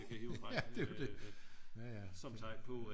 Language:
Danish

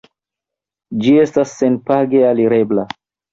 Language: Esperanto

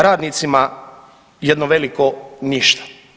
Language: Croatian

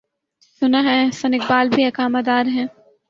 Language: Urdu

